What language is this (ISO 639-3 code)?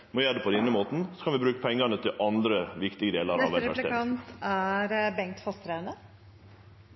nor